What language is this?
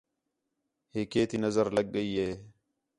Khetrani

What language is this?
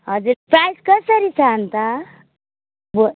Nepali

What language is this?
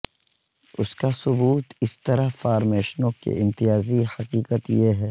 Urdu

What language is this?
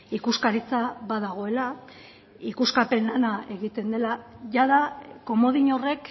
Basque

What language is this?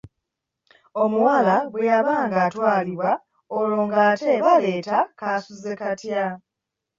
Ganda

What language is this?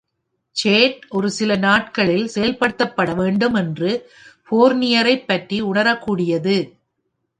Tamil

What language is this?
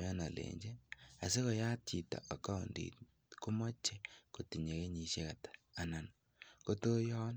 Kalenjin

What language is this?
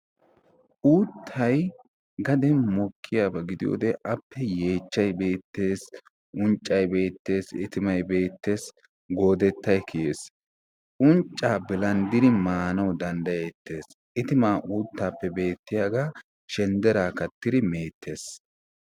Wolaytta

